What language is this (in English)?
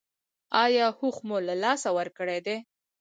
Pashto